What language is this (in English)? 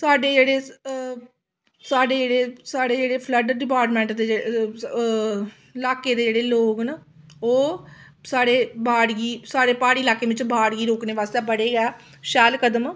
Dogri